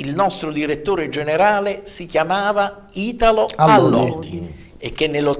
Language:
Italian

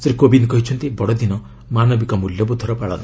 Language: Odia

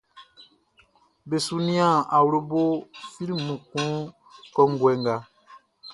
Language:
Baoulé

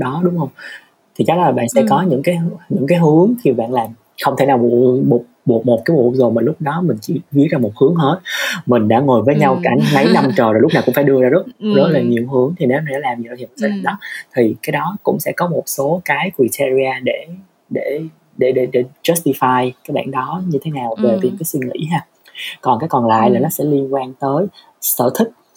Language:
Vietnamese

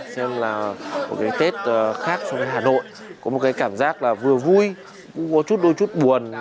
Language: Vietnamese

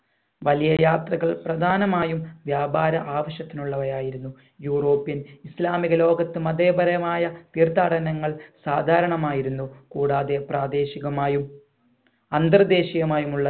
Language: Malayalam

